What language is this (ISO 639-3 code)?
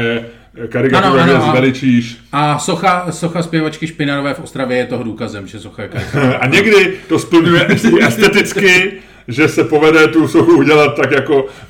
ces